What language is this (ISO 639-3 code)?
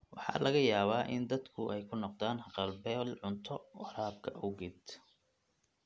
som